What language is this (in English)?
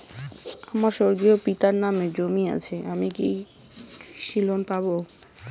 Bangla